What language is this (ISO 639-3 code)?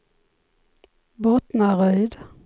swe